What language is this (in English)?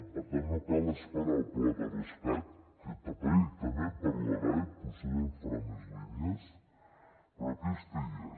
Catalan